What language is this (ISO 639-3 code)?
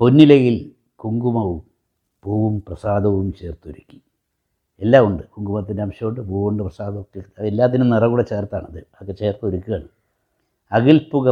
mal